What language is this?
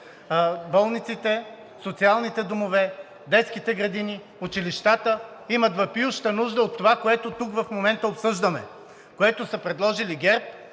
Bulgarian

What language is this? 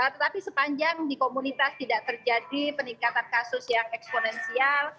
Indonesian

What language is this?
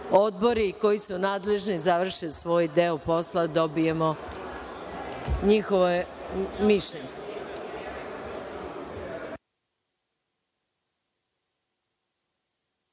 Serbian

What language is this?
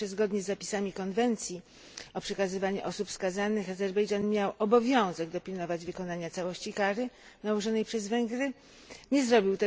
Polish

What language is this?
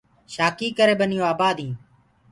Gurgula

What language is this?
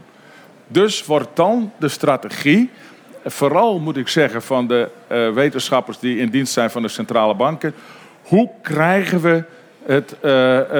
Dutch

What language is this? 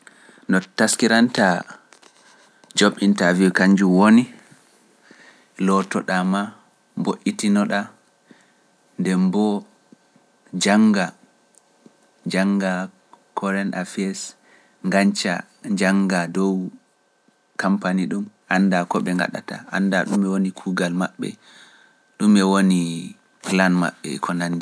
Pular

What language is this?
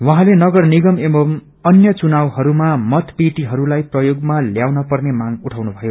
Nepali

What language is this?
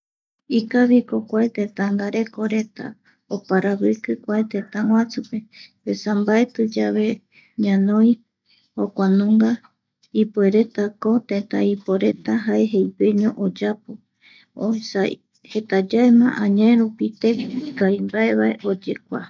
Eastern Bolivian Guaraní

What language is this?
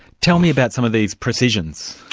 English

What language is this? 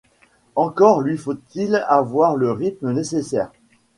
French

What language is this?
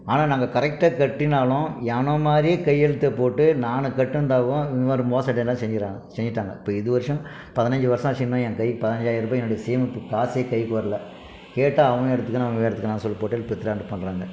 Tamil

